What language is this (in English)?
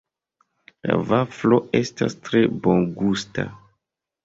Esperanto